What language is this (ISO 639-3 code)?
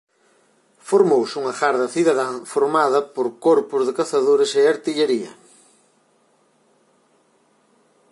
glg